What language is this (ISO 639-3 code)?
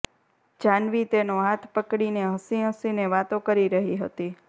guj